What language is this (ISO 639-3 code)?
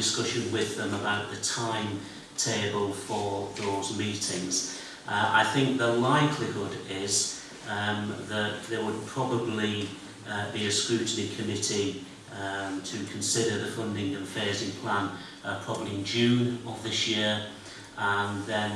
eng